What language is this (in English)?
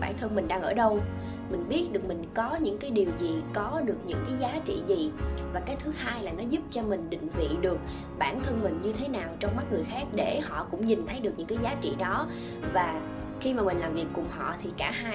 Vietnamese